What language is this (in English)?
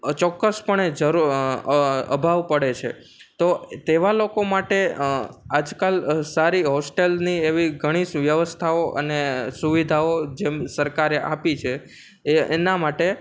Gujarati